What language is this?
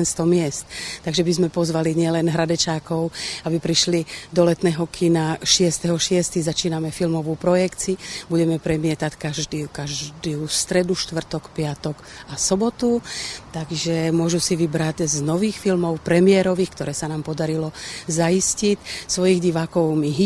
Czech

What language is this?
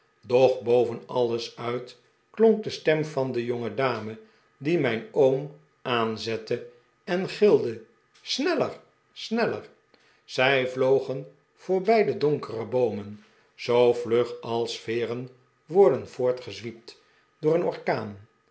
Dutch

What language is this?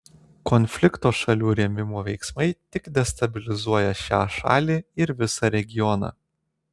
Lithuanian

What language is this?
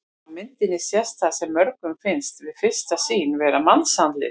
Icelandic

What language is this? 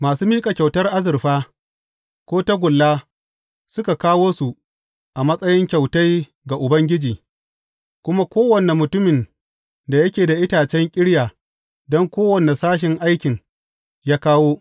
Hausa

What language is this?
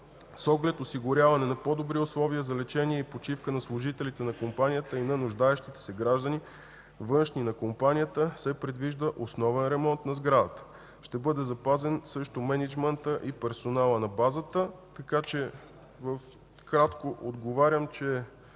Bulgarian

